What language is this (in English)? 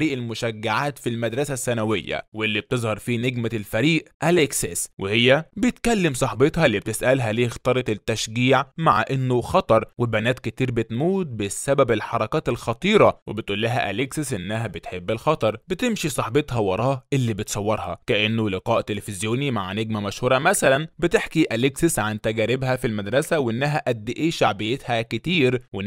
Arabic